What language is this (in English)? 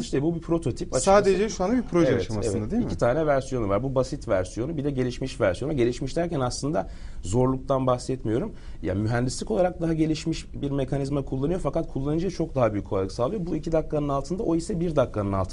Turkish